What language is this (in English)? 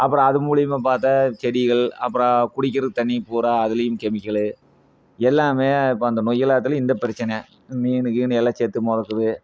Tamil